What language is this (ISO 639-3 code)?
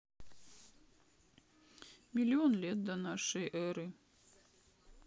rus